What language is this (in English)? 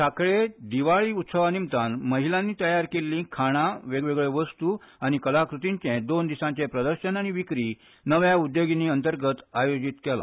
Konkani